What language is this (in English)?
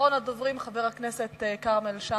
Hebrew